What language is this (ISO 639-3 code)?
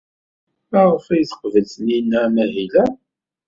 kab